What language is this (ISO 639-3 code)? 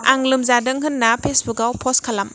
brx